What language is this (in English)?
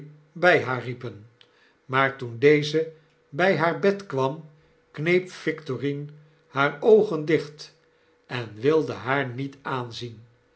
Dutch